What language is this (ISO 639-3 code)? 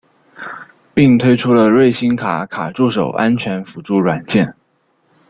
zho